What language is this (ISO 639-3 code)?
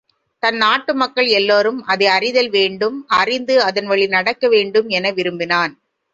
tam